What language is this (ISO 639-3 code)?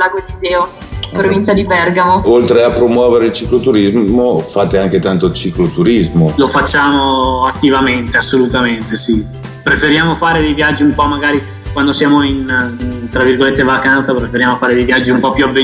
ita